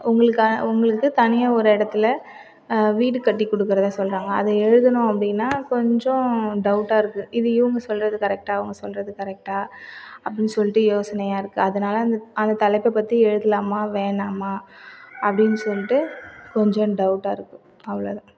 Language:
Tamil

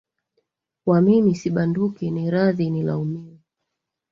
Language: Swahili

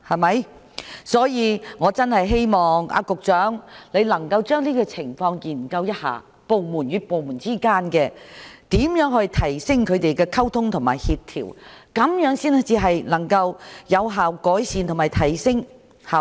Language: Cantonese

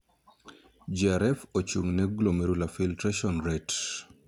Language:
Luo (Kenya and Tanzania)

